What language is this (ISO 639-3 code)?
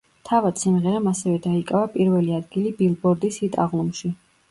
kat